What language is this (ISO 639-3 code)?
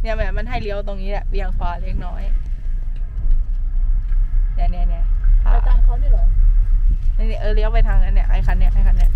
tha